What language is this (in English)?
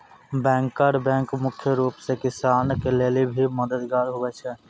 Maithili